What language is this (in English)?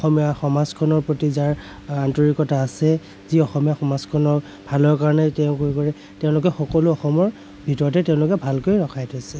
Assamese